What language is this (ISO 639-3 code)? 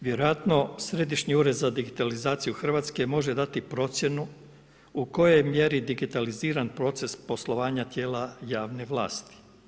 hrv